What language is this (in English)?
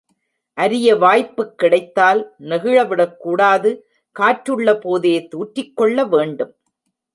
Tamil